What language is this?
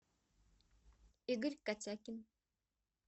Russian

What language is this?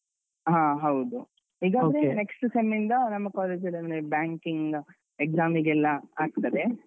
Kannada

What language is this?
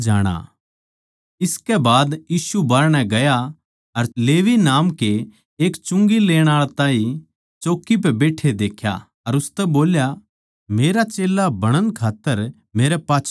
Haryanvi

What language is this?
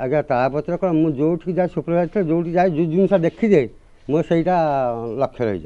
Korean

